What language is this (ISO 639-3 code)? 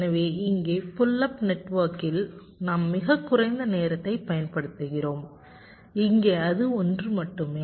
tam